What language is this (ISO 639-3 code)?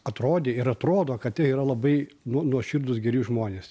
lit